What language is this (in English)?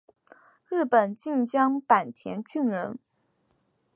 Chinese